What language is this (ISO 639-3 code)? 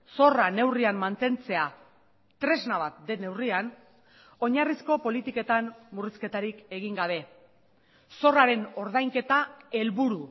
eus